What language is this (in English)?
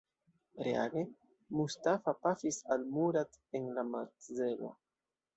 Esperanto